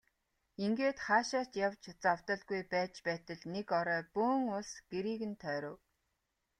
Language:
Mongolian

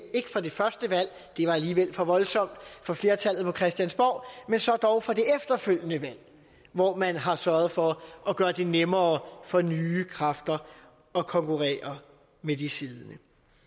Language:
Danish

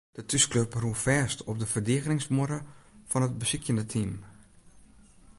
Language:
Western Frisian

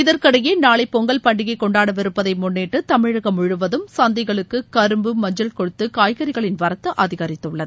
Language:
Tamil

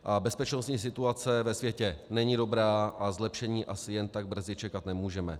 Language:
Czech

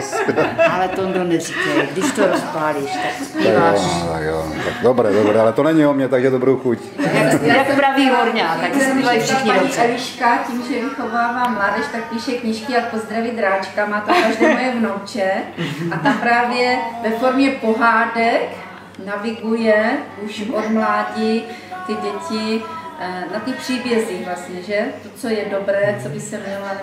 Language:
Czech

